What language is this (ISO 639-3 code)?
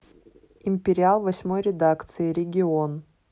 rus